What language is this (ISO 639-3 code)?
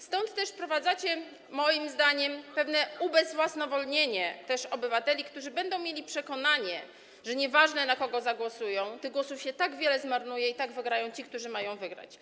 pol